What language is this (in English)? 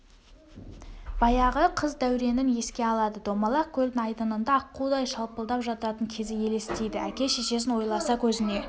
Kazakh